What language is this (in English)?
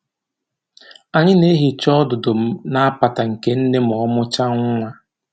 Igbo